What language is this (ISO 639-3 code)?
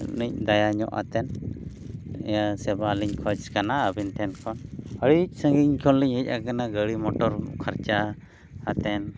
sat